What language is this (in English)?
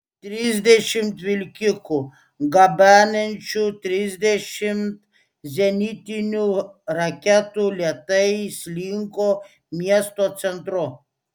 Lithuanian